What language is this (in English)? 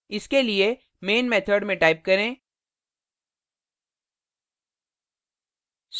Hindi